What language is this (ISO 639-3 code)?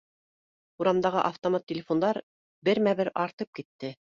bak